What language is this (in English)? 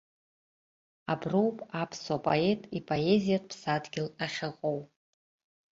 Abkhazian